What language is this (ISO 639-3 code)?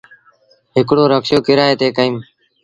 sbn